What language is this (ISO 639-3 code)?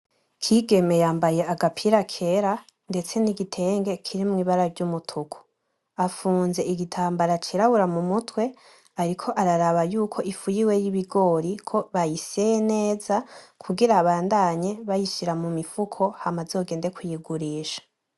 run